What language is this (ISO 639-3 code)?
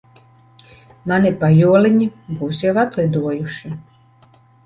lav